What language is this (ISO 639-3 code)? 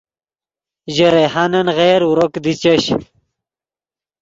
ydg